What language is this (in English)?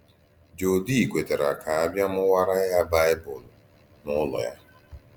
Igbo